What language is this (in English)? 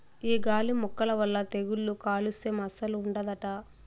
Telugu